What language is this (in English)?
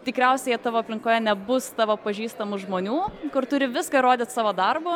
Lithuanian